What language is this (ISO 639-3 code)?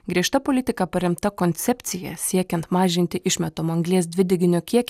lit